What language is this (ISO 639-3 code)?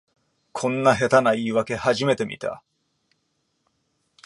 jpn